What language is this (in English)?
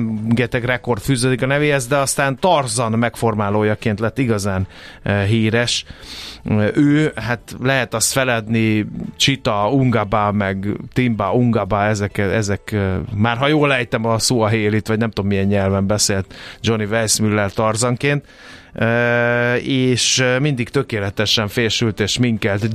Hungarian